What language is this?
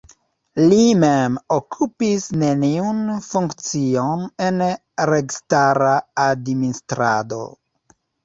Esperanto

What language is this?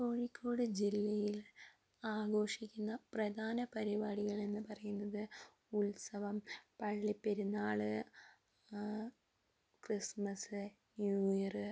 Malayalam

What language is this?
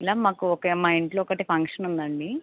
Telugu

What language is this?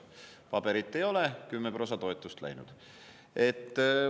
Estonian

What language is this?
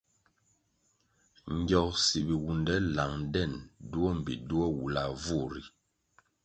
Kwasio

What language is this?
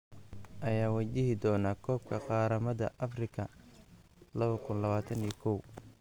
Somali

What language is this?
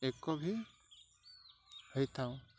Odia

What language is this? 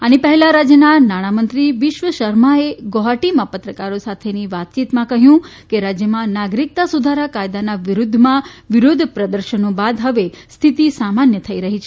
Gujarati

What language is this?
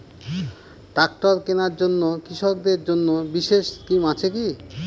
Bangla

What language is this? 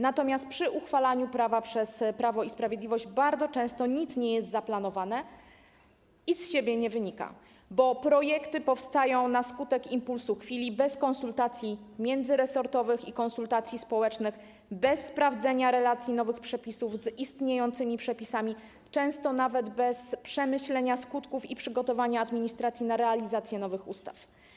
Polish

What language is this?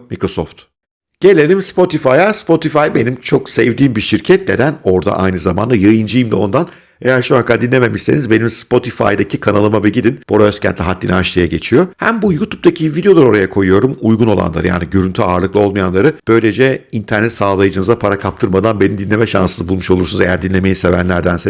Turkish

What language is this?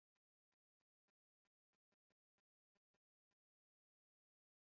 Kinyarwanda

